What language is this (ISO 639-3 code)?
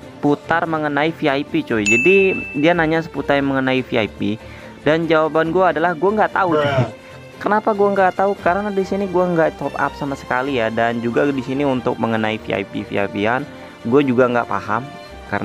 ind